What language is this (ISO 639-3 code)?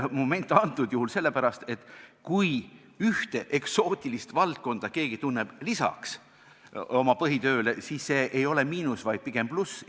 est